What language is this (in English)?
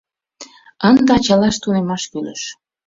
Mari